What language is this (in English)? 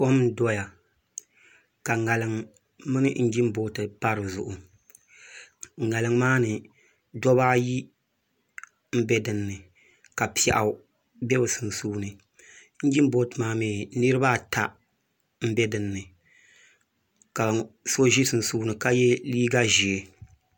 Dagbani